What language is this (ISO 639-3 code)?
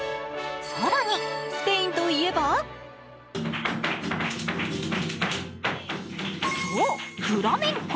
jpn